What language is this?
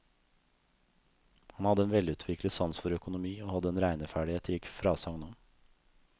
Norwegian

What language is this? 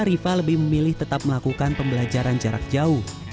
Indonesian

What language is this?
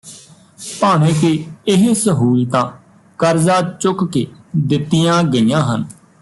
Punjabi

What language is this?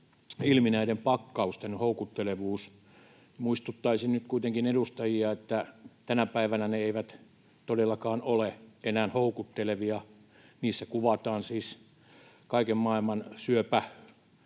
Finnish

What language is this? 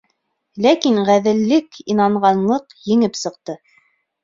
Bashkir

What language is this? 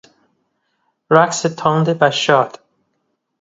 Persian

